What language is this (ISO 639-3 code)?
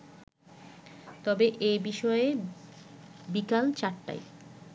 ben